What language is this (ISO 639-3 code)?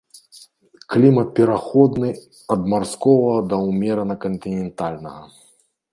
bel